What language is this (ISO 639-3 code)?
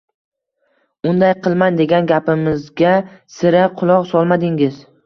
uzb